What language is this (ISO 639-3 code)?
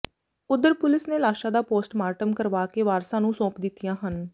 pan